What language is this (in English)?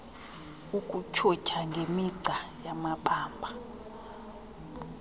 Xhosa